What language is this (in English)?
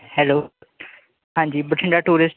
Punjabi